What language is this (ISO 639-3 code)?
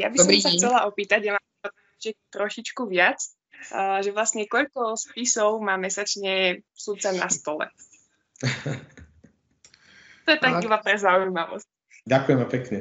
slk